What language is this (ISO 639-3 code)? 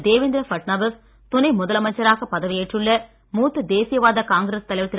tam